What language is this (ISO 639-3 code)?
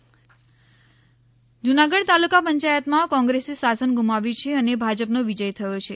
guj